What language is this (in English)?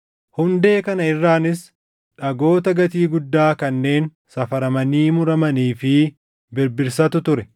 Oromo